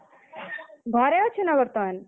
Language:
Odia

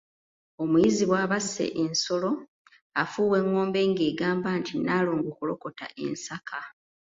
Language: Ganda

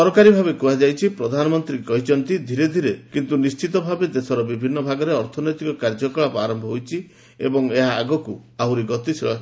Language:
Odia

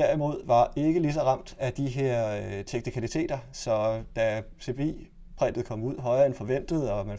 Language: Danish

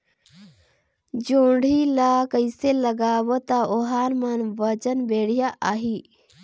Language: Chhattisgarhi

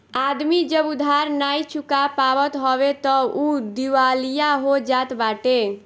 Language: Bhojpuri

